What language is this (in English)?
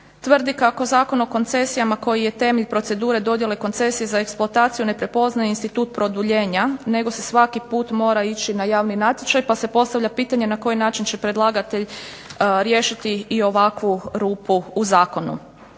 Croatian